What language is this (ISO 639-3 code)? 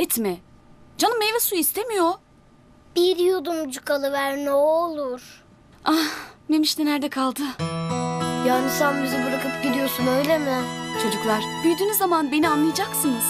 tur